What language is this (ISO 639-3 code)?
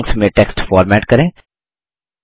hin